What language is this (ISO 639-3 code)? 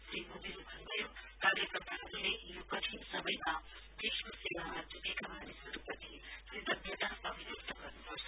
nep